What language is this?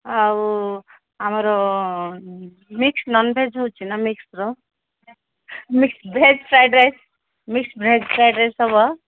Odia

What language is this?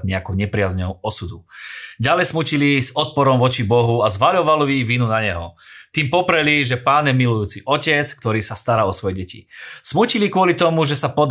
Slovak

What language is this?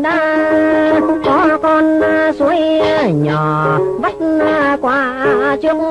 Vietnamese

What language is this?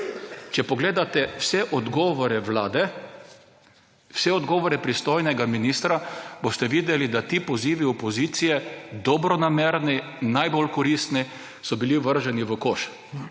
Slovenian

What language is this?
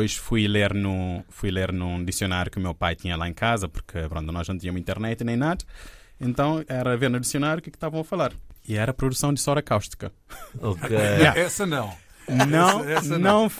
Portuguese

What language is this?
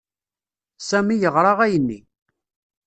Kabyle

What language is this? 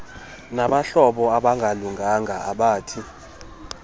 Xhosa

